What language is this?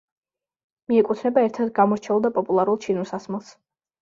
Georgian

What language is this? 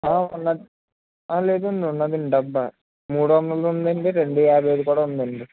Telugu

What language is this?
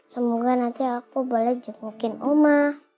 Indonesian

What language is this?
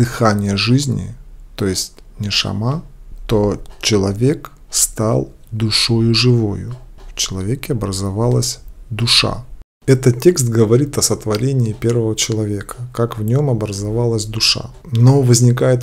Russian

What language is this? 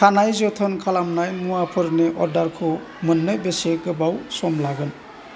Bodo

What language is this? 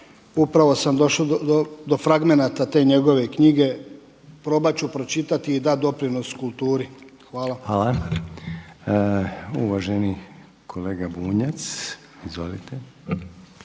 Croatian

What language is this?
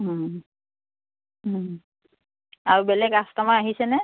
Assamese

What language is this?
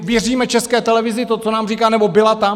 Czech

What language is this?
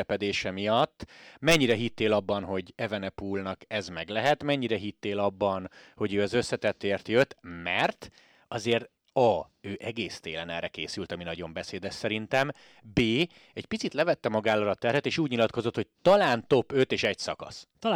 Hungarian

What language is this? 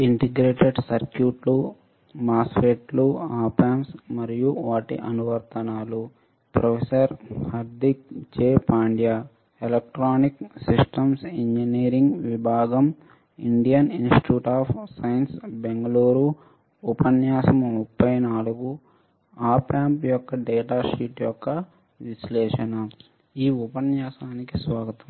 Telugu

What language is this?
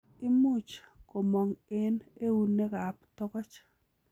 Kalenjin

